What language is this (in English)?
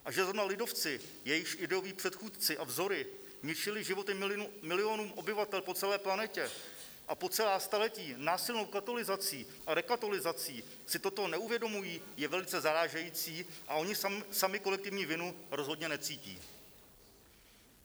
Czech